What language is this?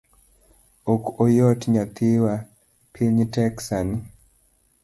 Luo (Kenya and Tanzania)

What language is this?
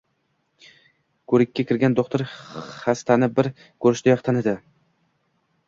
Uzbek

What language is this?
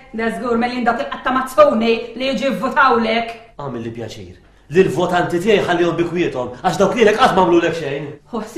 Arabic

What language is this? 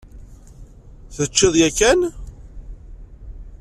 Kabyle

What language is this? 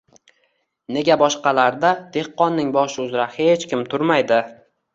Uzbek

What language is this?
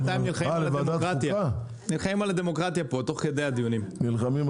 Hebrew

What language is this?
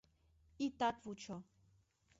Mari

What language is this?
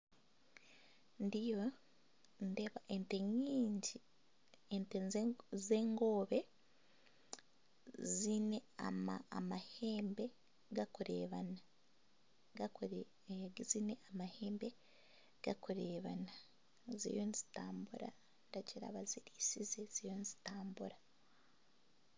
Nyankole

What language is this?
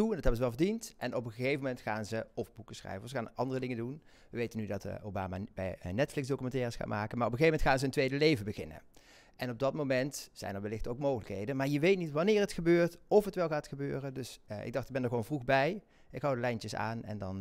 Dutch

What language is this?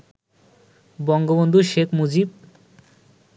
Bangla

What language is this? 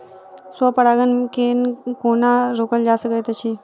Maithili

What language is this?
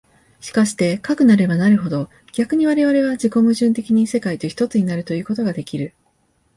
Japanese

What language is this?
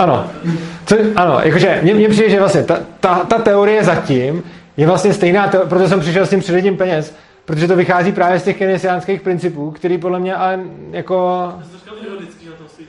Czech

